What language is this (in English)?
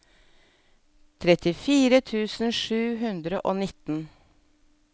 Norwegian